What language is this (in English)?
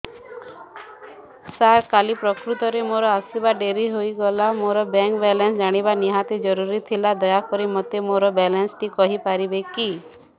Odia